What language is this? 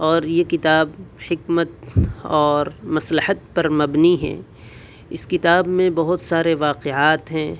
Urdu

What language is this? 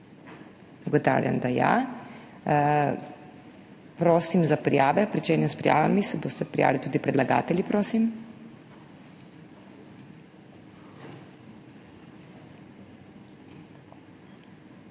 Slovenian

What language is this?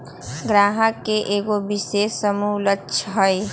Magahi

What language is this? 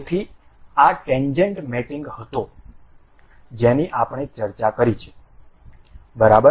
Gujarati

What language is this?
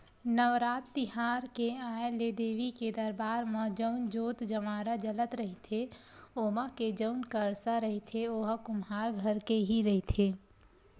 Chhattisgarhi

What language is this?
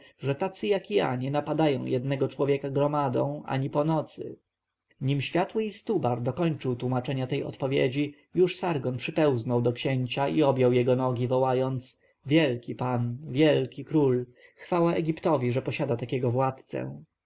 Polish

